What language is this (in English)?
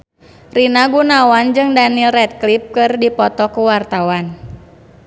Sundanese